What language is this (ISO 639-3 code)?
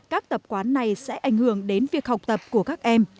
vie